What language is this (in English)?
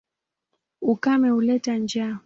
Swahili